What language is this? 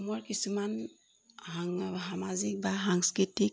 Assamese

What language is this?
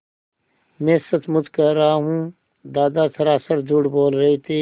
Hindi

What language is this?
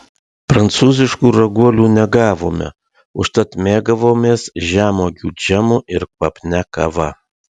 Lithuanian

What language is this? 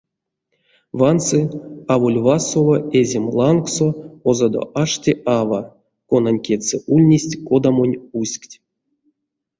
Erzya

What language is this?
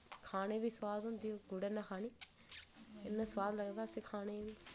Dogri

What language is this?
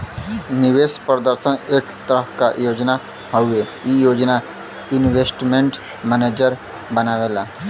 Bhojpuri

